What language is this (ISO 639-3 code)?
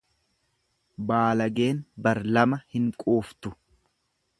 orm